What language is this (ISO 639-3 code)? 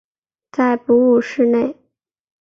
zho